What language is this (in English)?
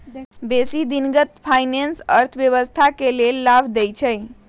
Magahi